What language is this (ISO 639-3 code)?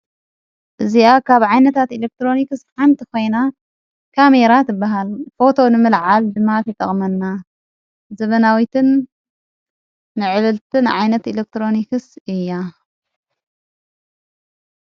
tir